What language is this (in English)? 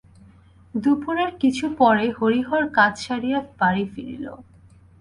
Bangla